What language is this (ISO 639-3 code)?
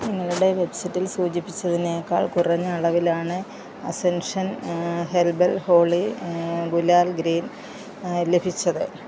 mal